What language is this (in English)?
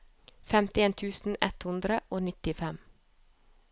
Norwegian